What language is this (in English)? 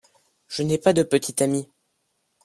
French